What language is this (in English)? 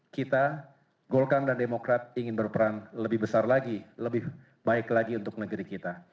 Indonesian